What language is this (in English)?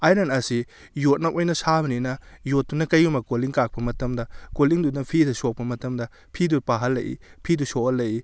Manipuri